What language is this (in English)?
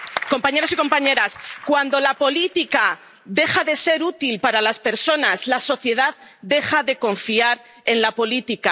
Spanish